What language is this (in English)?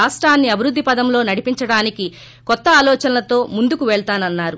Telugu